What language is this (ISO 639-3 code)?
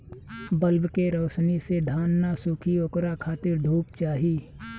bho